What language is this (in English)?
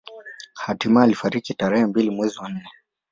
Swahili